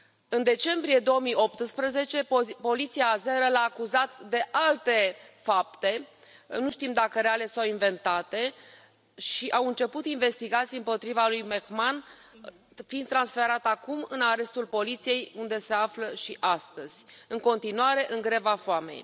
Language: Romanian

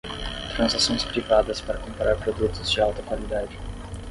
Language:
Portuguese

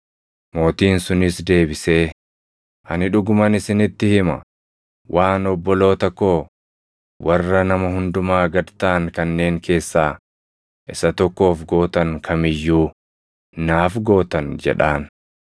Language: Oromo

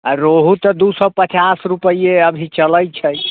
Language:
Maithili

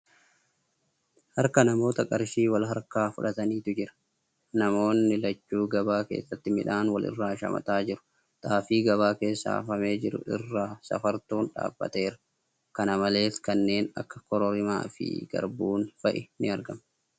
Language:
Oromo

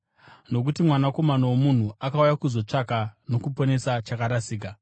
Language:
Shona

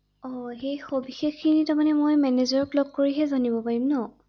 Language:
Assamese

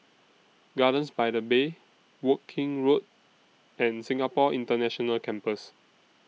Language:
English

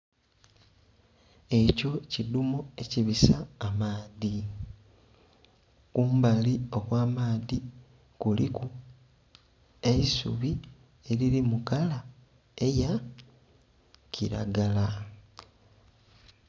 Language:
Soga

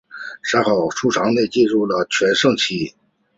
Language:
Chinese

